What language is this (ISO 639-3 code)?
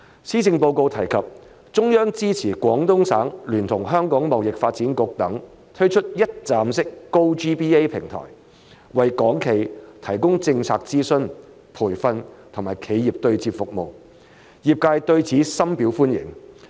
yue